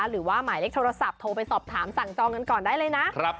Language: Thai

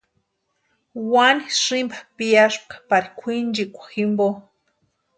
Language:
Western Highland Purepecha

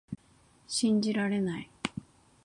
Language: Japanese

